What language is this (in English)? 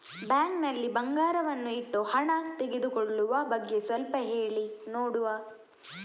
Kannada